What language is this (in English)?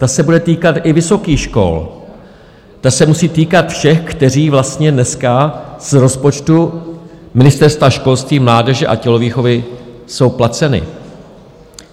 Czech